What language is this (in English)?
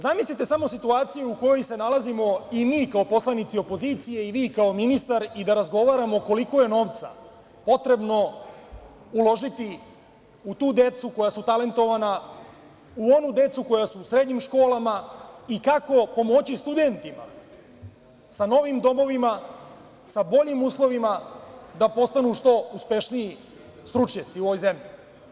Serbian